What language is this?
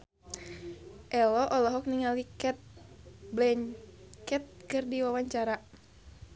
Sundanese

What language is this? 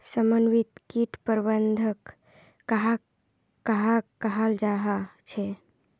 Magahi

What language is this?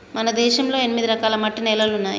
Telugu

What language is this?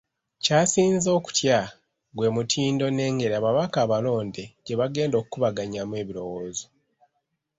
Ganda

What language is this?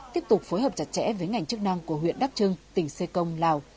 Vietnamese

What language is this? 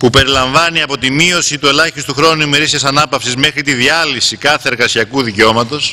Greek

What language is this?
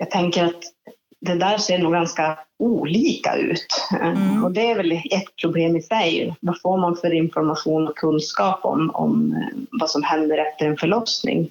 Swedish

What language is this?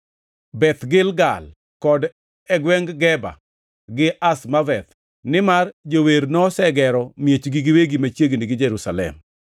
Luo (Kenya and Tanzania)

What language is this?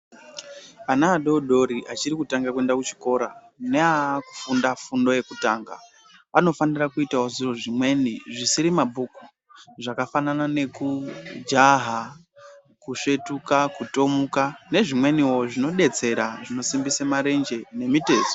Ndau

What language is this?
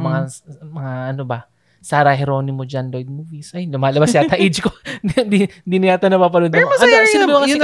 Filipino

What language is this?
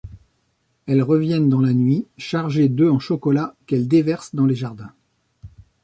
French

